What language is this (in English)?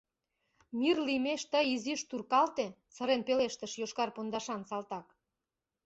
Mari